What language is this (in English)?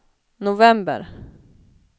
Swedish